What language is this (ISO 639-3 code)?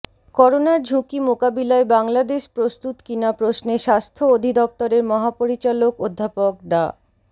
ben